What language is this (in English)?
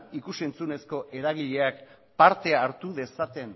Basque